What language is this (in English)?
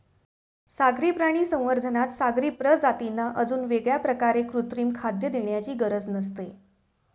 Marathi